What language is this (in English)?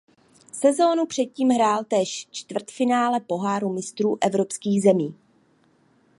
Czech